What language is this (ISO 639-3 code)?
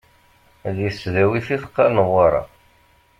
kab